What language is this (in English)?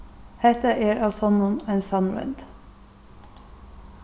Faroese